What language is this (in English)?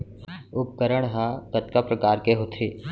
Chhattisgarhi